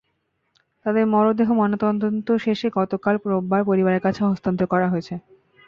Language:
Bangla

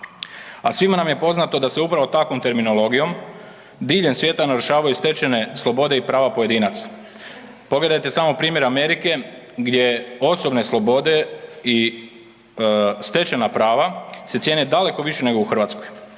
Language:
Croatian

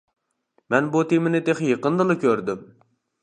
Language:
Uyghur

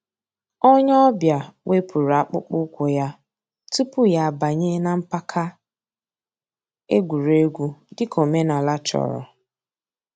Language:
Igbo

